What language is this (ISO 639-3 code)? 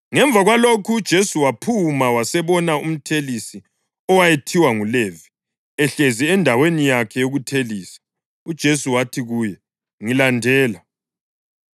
nde